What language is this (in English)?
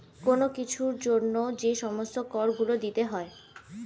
Bangla